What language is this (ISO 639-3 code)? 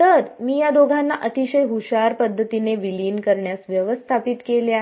mar